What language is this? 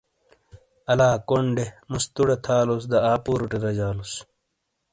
Shina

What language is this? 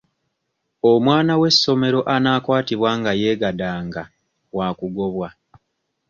Ganda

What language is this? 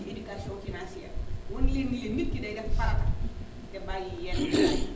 Wolof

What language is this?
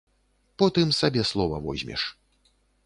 Belarusian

